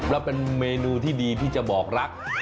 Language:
Thai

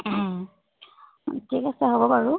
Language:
Assamese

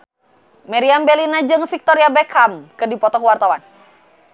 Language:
Sundanese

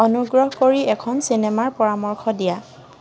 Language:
Assamese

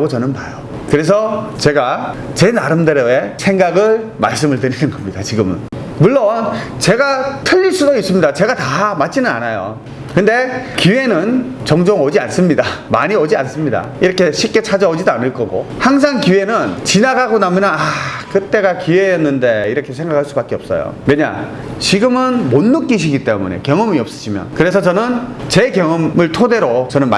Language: Korean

